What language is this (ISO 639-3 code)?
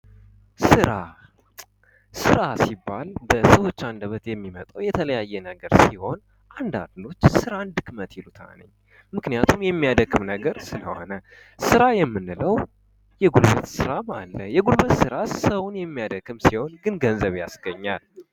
amh